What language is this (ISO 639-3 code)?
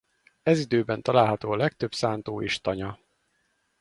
hun